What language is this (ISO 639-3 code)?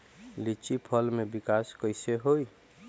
bho